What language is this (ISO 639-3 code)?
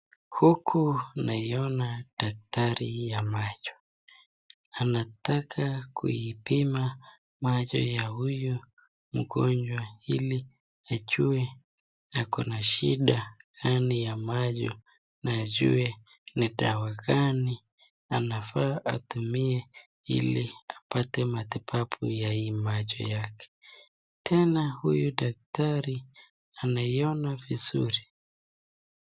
swa